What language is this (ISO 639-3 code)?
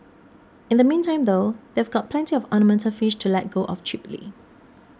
eng